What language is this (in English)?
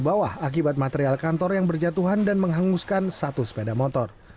Indonesian